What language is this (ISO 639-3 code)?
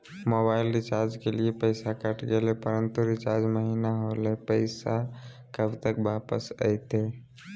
mag